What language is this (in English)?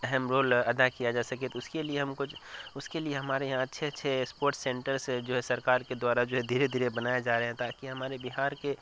Urdu